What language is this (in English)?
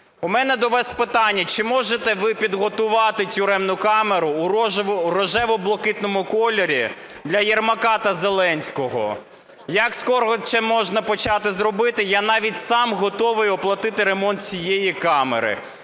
Ukrainian